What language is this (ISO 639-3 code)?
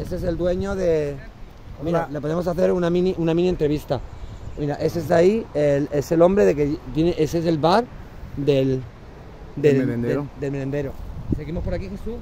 spa